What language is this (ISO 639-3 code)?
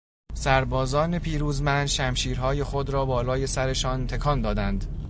fas